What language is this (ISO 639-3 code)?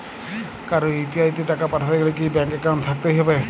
ben